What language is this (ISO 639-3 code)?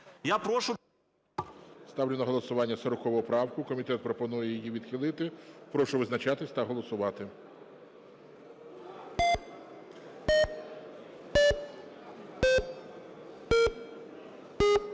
ukr